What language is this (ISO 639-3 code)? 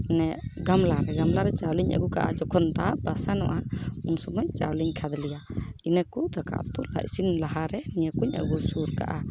sat